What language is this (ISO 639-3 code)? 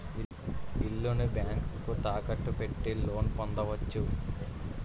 tel